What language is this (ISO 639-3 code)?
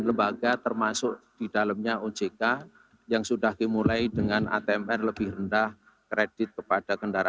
ind